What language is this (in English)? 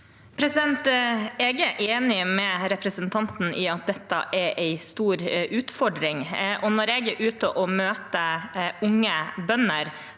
Norwegian